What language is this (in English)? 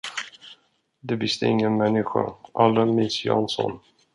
Swedish